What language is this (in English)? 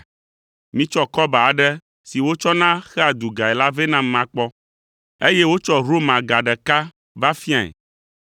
Ewe